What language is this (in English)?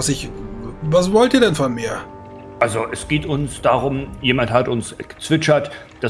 German